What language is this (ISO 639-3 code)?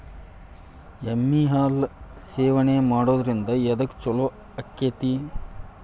kan